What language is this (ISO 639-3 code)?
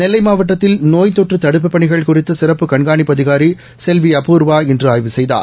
tam